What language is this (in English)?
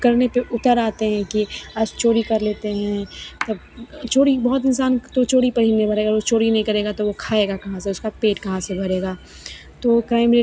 Hindi